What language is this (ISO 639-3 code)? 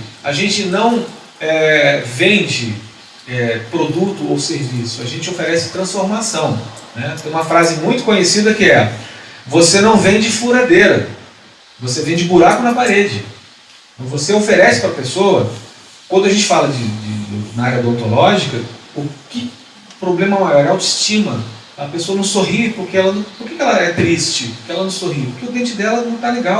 por